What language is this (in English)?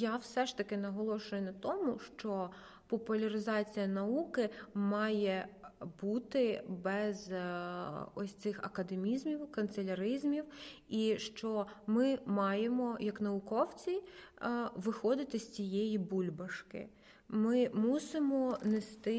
Ukrainian